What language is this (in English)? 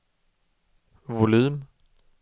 Swedish